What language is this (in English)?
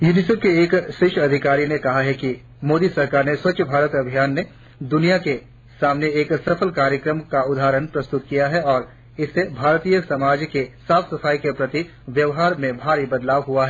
Hindi